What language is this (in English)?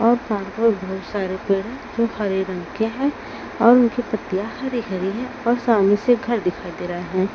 Hindi